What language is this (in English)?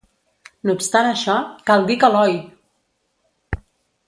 Catalan